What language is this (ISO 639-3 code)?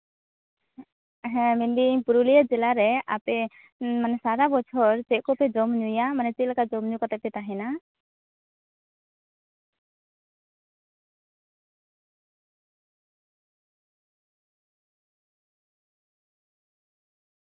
sat